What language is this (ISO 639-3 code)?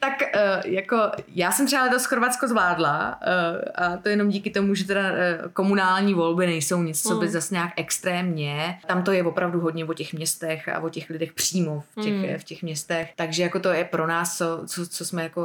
ces